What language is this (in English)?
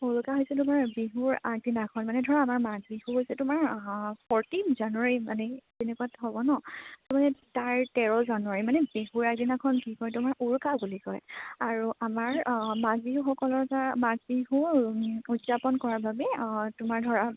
Assamese